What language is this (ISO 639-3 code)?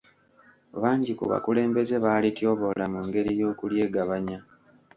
lug